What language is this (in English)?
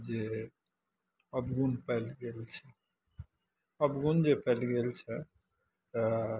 Maithili